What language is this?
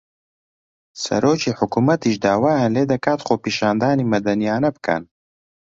Central Kurdish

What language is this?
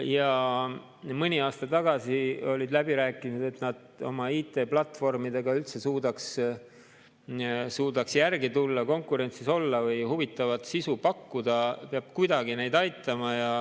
Estonian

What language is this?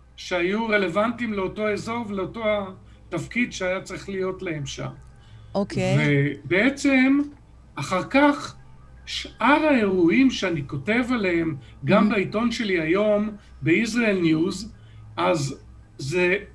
Hebrew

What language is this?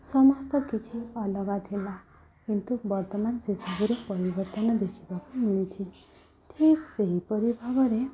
Odia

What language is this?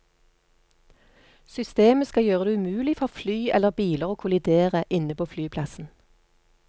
Norwegian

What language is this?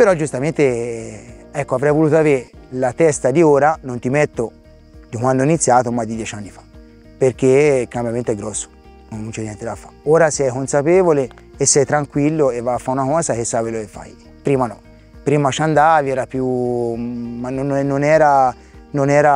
Italian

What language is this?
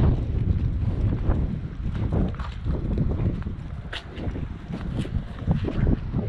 Polish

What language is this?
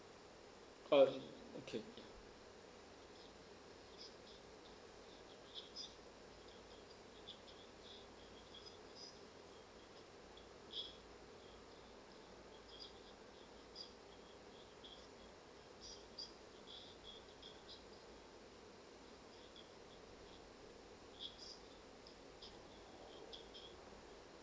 English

